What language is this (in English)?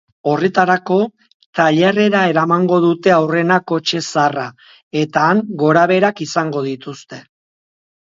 Basque